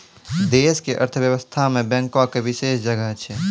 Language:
Maithili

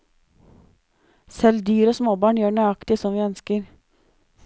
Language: Norwegian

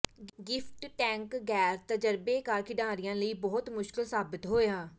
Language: Punjabi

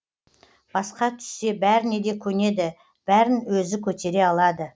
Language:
Kazakh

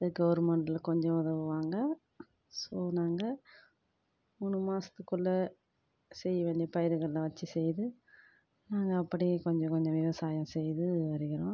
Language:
Tamil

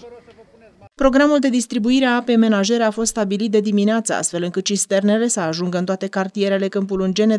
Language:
Romanian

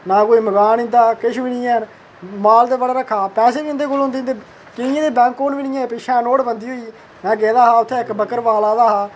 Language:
Dogri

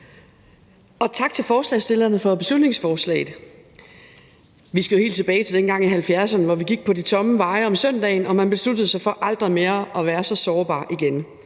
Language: Danish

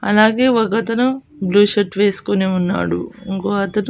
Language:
Telugu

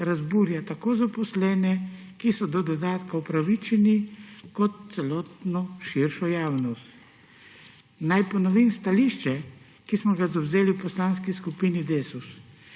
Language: Slovenian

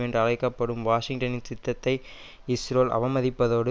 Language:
Tamil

